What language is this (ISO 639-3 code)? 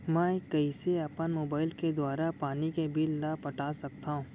hne